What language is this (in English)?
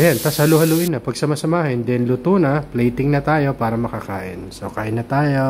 Filipino